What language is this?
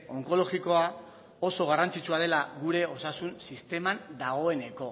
Basque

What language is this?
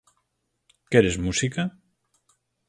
Galician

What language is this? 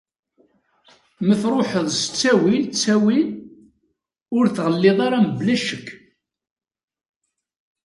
Kabyle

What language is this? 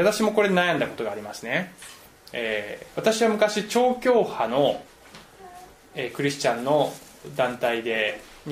Japanese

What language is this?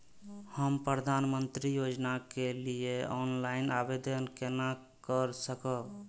Maithili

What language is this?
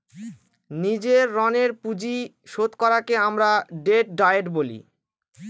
Bangla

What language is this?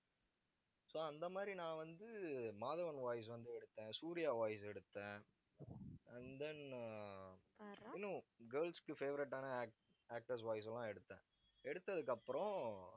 Tamil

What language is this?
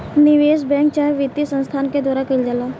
Bhojpuri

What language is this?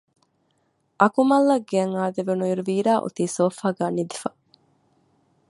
Divehi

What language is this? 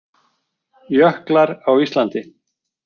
Icelandic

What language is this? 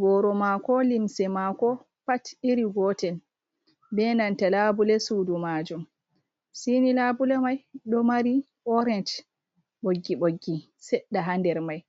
Fula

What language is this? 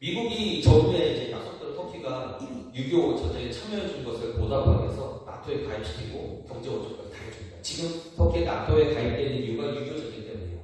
Korean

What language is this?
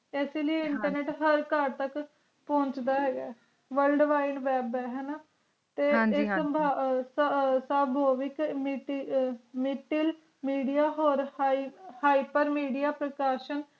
Punjabi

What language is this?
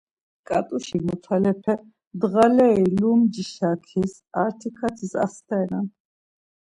Laz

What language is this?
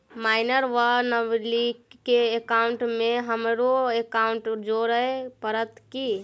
Maithili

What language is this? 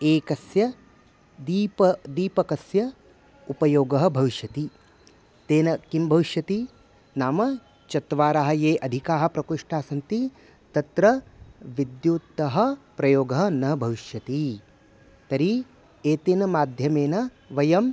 Sanskrit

